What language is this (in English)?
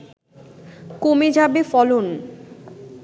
Bangla